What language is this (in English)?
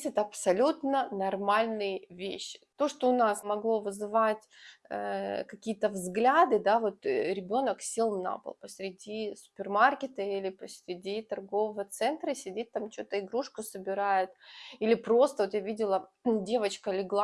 Russian